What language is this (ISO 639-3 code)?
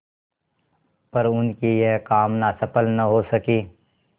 hin